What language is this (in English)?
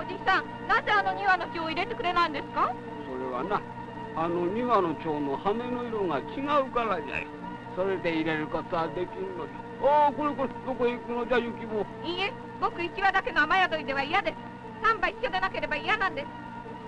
Japanese